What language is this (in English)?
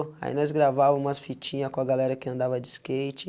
Portuguese